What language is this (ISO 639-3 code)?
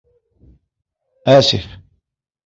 ara